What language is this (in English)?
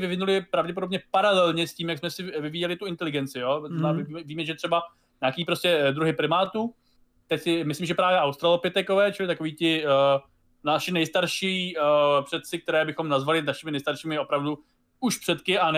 Czech